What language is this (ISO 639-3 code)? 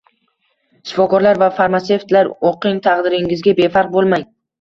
uzb